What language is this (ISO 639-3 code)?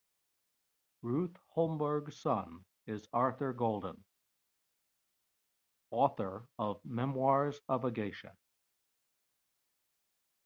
eng